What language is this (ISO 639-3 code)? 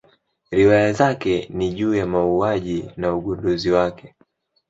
swa